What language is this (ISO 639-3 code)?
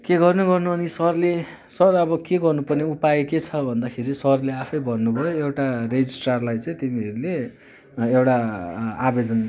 nep